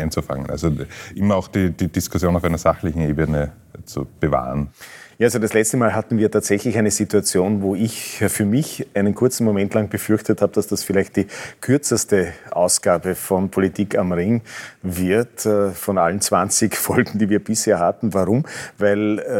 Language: German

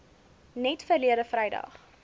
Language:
Afrikaans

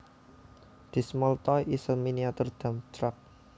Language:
Javanese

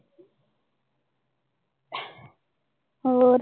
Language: Punjabi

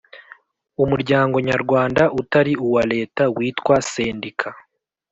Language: Kinyarwanda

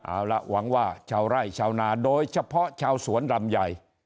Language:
Thai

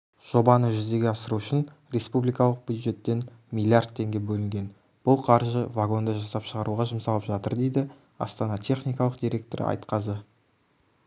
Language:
Kazakh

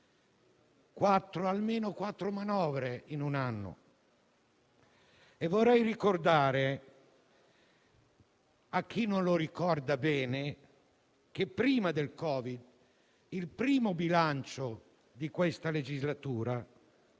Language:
Italian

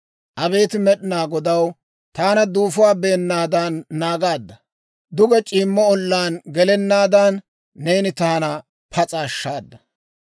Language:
Dawro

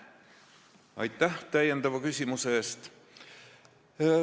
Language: Estonian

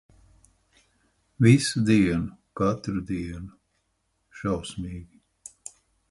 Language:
Latvian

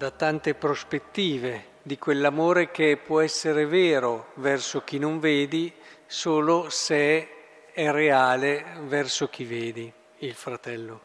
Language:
Italian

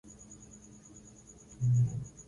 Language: Swahili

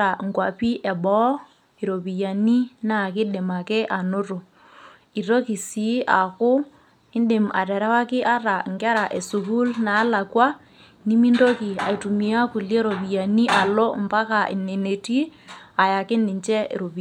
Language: Masai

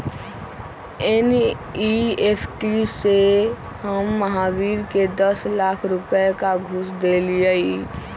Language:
Magahi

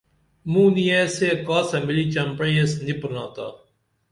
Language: Dameli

